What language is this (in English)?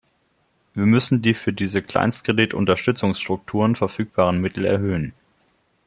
German